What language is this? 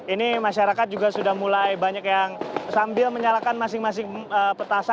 Indonesian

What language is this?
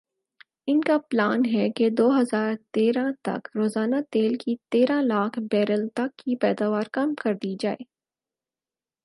Urdu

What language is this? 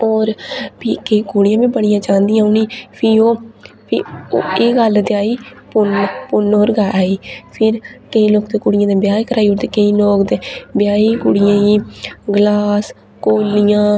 Dogri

